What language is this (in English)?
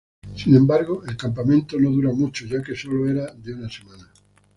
Spanish